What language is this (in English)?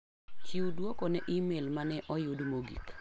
Luo (Kenya and Tanzania)